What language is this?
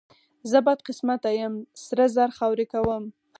Pashto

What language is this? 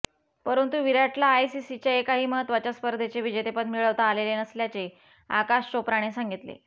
Marathi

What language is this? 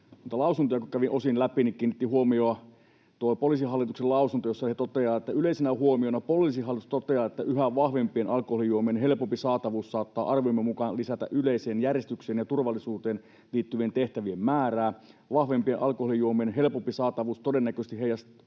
Finnish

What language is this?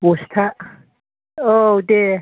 Bodo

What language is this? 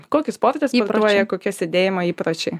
Lithuanian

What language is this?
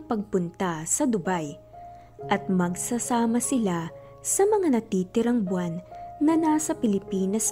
Filipino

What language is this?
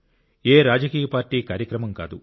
Telugu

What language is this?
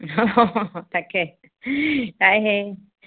Assamese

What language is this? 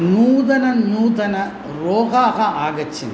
Sanskrit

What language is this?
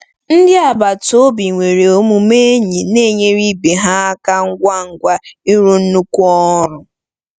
Igbo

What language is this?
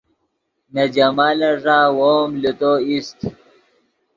Yidgha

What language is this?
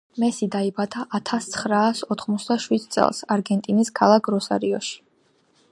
Georgian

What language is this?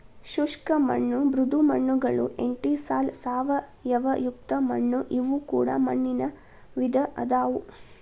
Kannada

